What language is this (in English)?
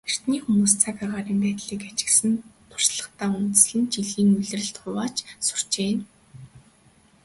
Mongolian